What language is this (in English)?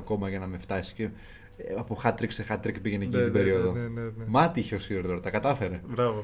Greek